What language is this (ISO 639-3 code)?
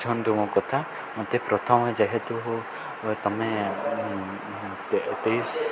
ori